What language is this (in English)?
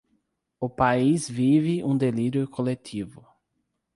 Portuguese